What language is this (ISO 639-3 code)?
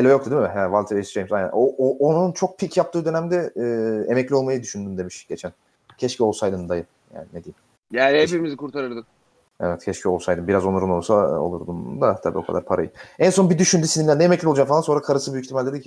tur